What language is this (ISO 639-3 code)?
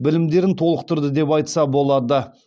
kaz